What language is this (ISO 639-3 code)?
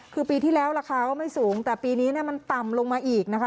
tha